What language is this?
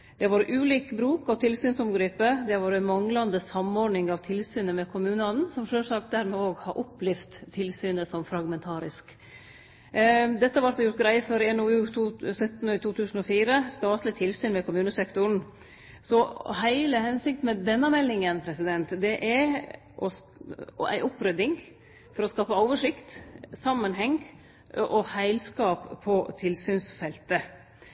Norwegian Nynorsk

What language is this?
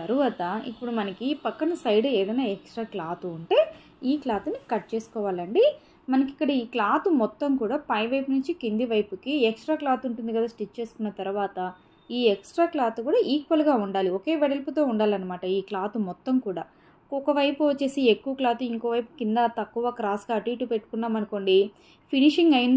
Telugu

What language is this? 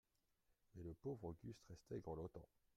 French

